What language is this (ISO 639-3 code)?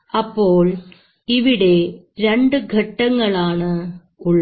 mal